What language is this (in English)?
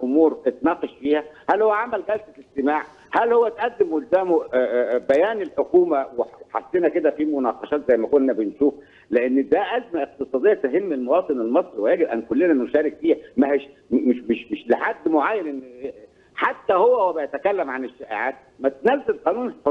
Arabic